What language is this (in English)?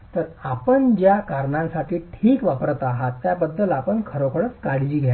Marathi